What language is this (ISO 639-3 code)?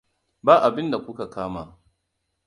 hau